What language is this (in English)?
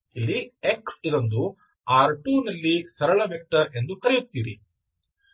Kannada